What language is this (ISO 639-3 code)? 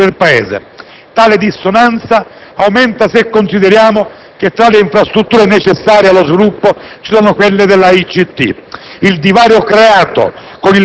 ita